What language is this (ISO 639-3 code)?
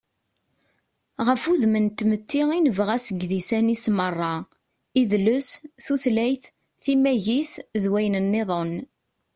kab